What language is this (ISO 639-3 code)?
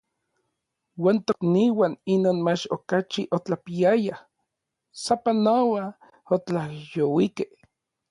nlv